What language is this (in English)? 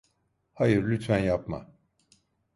Turkish